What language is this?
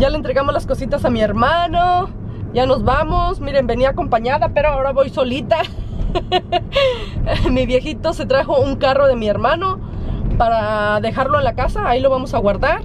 Spanish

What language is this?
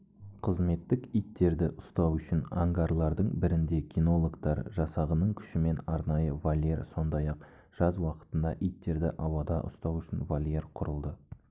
Kazakh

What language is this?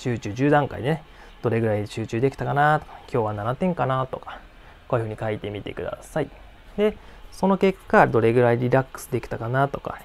Japanese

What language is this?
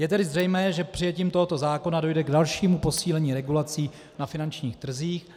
Czech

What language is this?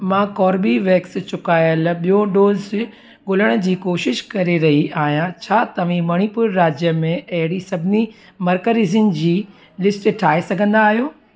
Sindhi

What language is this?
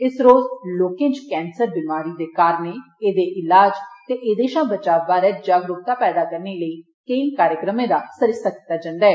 Dogri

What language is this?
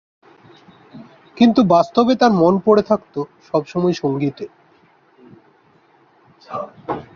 Bangla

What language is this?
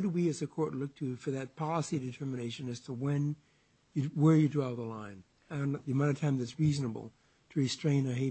English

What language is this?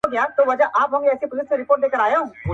Pashto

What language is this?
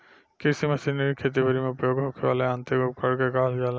Bhojpuri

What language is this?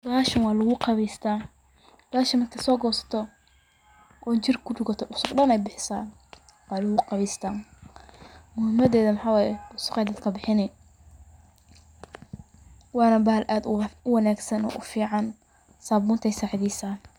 Somali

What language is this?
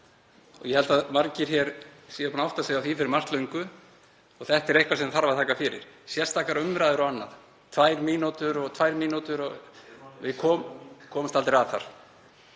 Icelandic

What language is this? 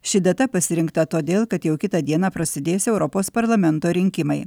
Lithuanian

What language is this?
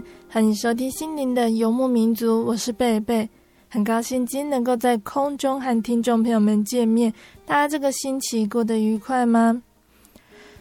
Chinese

